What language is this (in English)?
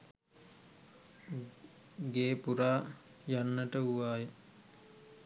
Sinhala